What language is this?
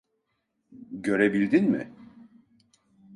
Turkish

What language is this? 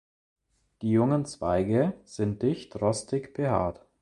German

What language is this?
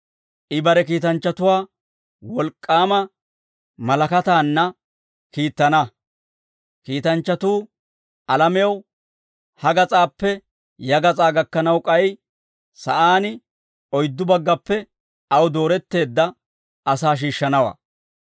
Dawro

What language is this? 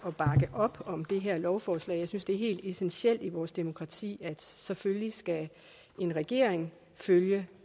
Danish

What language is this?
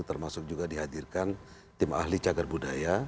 Indonesian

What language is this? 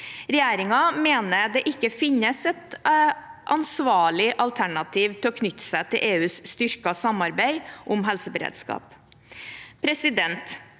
Norwegian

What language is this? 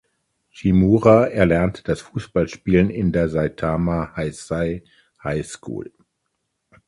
German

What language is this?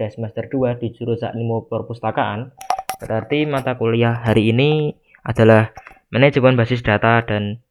Indonesian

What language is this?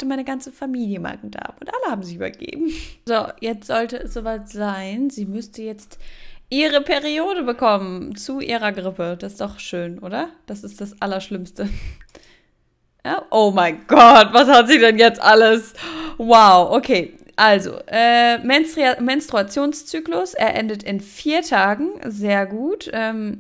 German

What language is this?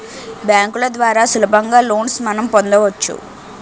Telugu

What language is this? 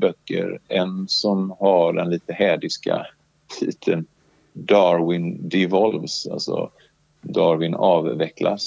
Swedish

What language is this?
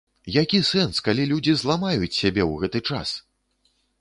Belarusian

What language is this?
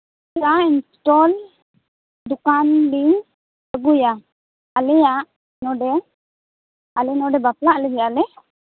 Santali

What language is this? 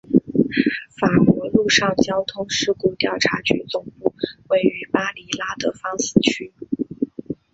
Chinese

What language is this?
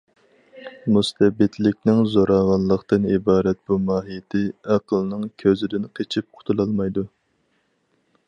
Uyghur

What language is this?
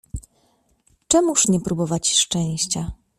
Polish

